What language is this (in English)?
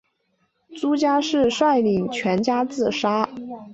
Chinese